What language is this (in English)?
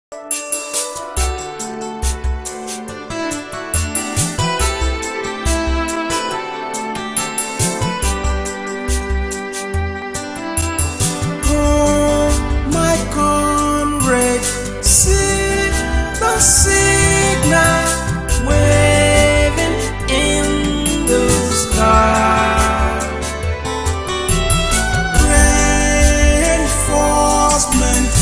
Spanish